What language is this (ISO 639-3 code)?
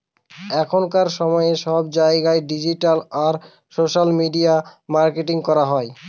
ben